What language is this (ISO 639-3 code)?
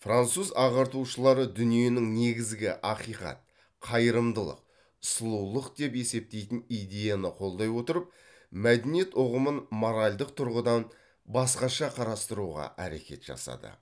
kaz